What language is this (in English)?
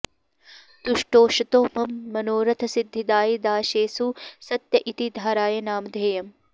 Sanskrit